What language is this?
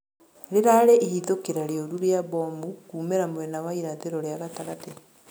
Kikuyu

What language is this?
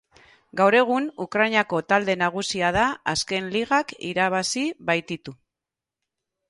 Basque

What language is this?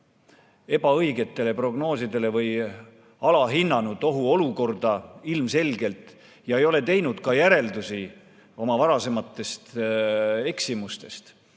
Estonian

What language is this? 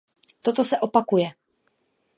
Czech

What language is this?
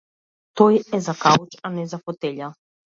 Macedonian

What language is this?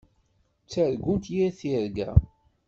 Kabyle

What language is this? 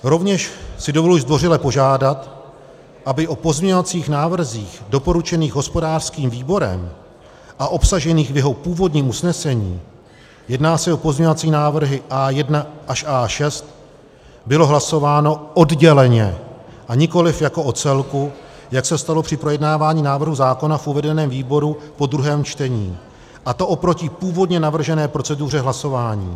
Czech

